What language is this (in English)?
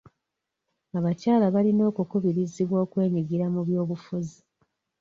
Ganda